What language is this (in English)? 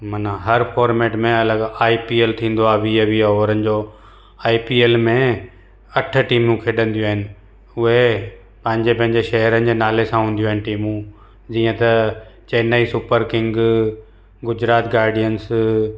Sindhi